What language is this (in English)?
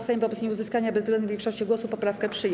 Polish